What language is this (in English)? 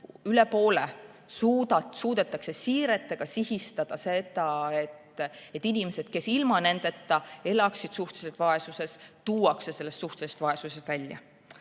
Estonian